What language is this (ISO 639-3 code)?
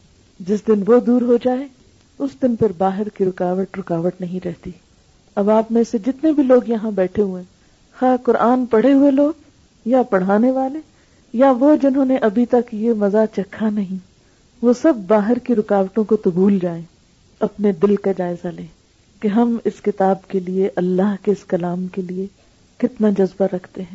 urd